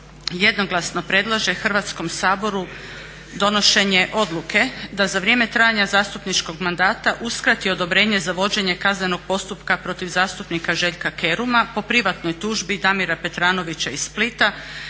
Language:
Croatian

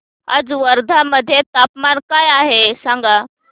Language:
Marathi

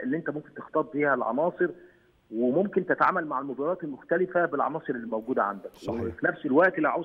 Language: Arabic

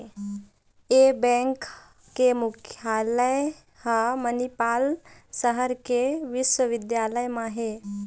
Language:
Chhattisgarhi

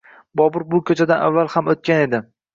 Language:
Uzbek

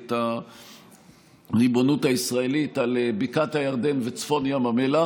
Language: Hebrew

